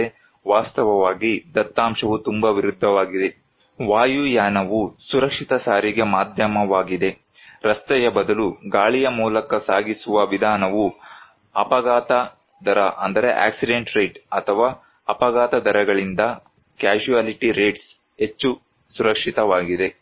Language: Kannada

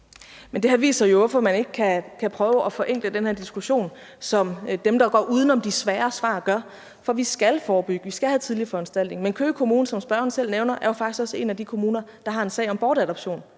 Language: Danish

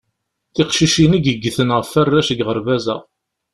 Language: Kabyle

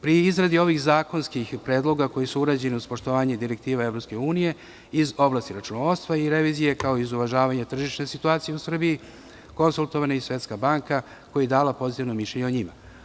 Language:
Serbian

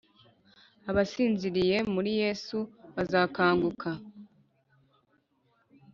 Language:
Kinyarwanda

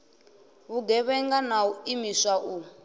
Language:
Venda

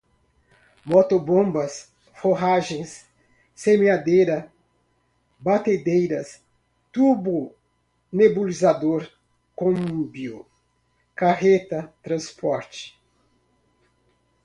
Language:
Portuguese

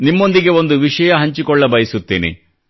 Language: Kannada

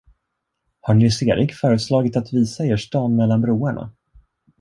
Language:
Swedish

